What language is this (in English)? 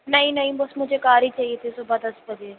Urdu